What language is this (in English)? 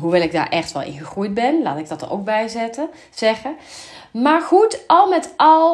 Dutch